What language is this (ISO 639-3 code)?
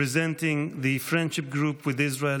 heb